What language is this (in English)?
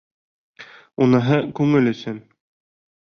Bashkir